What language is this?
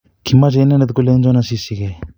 Kalenjin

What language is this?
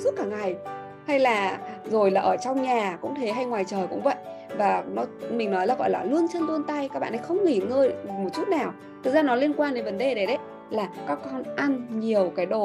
Vietnamese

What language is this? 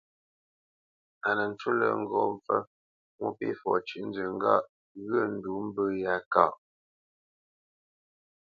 Bamenyam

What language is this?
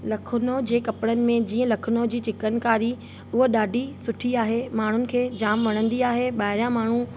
Sindhi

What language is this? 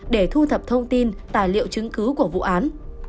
Vietnamese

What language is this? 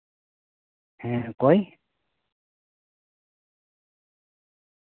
Santali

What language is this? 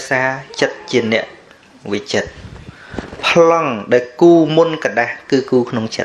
Vietnamese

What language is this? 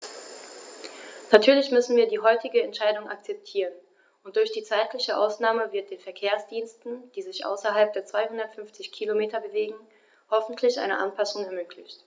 German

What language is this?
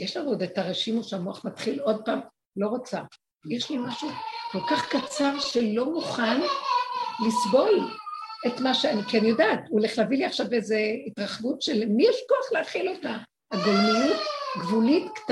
Hebrew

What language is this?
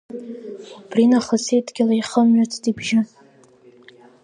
Abkhazian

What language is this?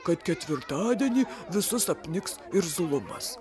Lithuanian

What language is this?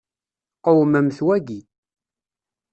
Kabyle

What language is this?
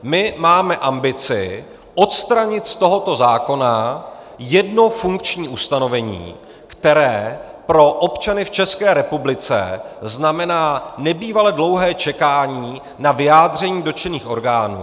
Czech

